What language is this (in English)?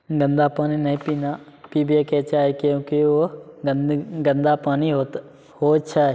Maithili